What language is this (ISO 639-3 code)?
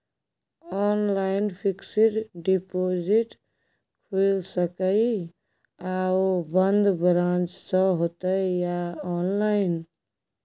mai